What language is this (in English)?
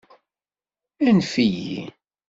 Kabyle